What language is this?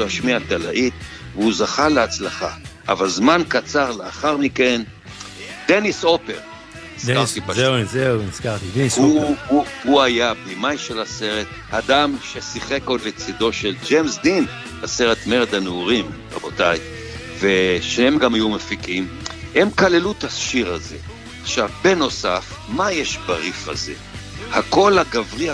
Hebrew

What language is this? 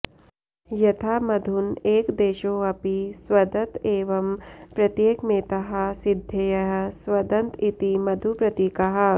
Sanskrit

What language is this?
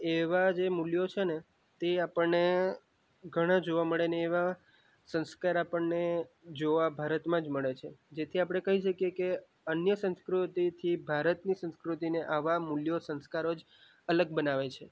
Gujarati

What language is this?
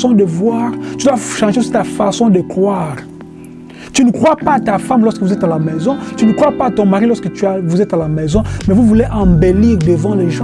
French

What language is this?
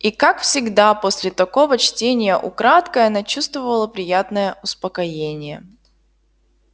Russian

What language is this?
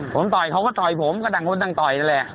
Thai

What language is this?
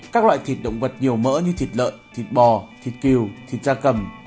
Vietnamese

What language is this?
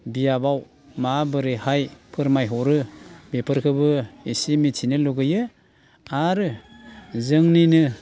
Bodo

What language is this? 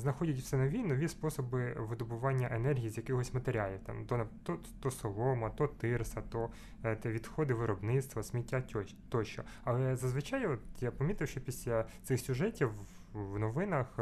Ukrainian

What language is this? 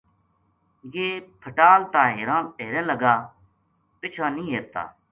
Gujari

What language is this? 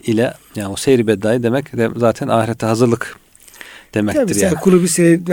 Turkish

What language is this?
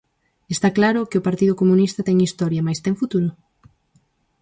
Galician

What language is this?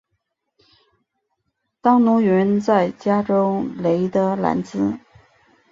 Chinese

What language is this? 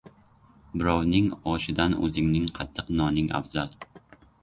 Uzbek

